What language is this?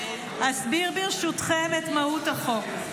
Hebrew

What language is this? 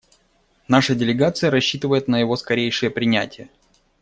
Russian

